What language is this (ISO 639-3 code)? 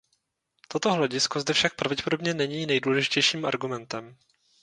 ces